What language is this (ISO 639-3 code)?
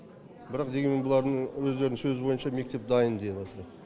kaz